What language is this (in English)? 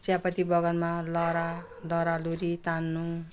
Nepali